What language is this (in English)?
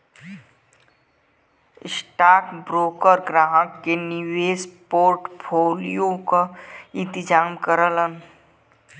Bhojpuri